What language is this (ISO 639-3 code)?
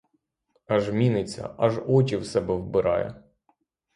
ukr